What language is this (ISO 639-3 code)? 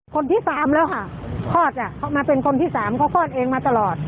tha